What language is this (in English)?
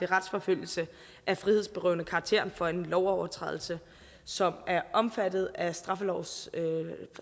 Danish